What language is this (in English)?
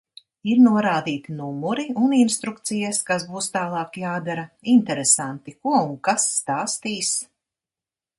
Latvian